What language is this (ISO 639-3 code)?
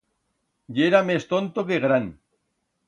arg